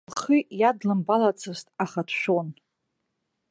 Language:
Abkhazian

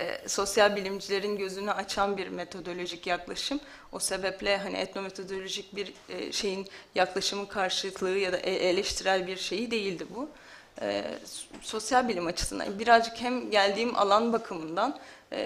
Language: Turkish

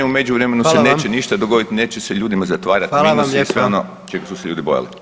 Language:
Croatian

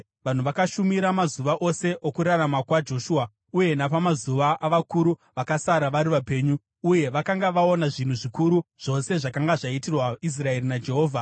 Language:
Shona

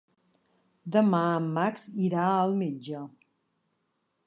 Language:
Catalan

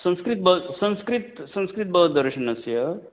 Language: Sanskrit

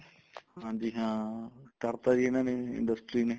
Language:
Punjabi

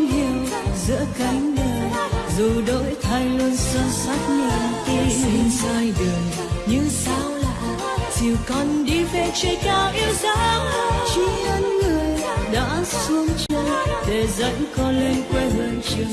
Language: Vietnamese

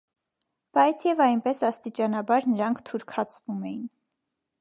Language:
Armenian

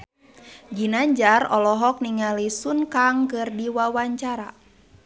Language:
Sundanese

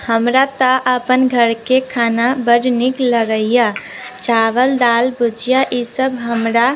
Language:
Maithili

